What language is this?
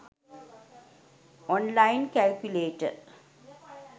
Sinhala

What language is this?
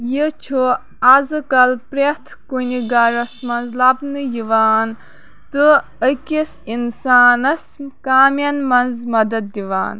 Kashmiri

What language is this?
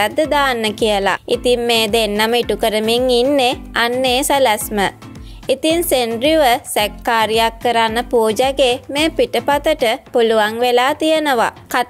Thai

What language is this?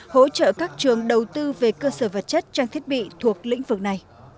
Vietnamese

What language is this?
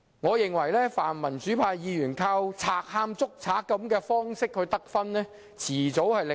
Cantonese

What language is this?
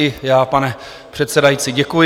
Czech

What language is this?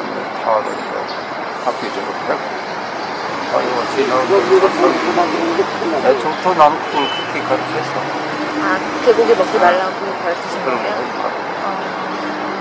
Korean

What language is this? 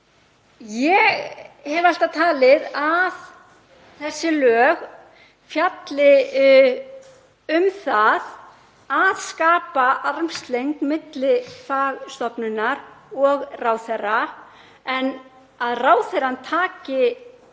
Icelandic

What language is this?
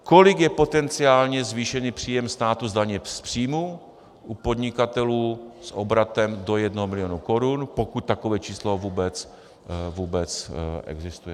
Czech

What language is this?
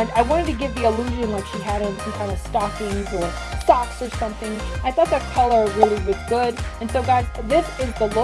English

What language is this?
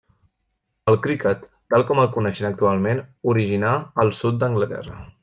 Catalan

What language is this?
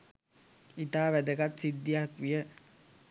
Sinhala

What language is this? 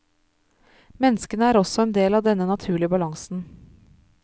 Norwegian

